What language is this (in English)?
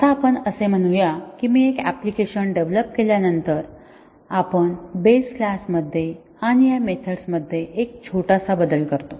Marathi